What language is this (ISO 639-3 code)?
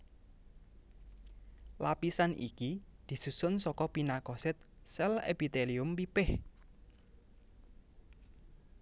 jav